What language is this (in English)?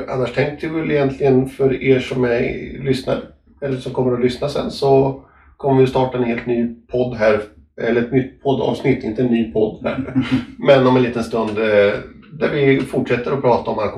Swedish